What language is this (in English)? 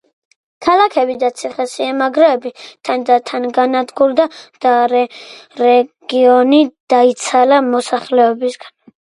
Georgian